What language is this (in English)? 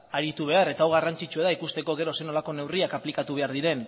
Basque